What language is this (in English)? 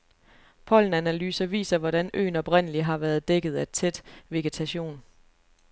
Danish